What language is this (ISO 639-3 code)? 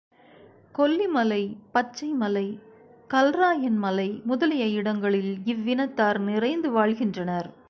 tam